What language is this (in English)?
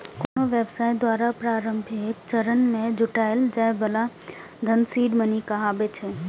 Maithili